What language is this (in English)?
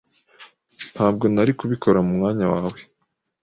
Kinyarwanda